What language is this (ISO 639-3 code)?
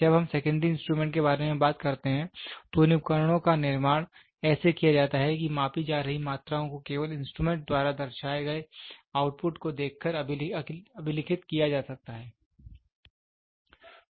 hin